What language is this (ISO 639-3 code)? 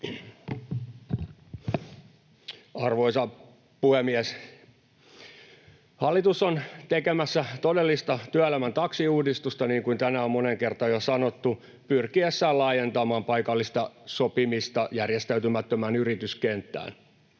fin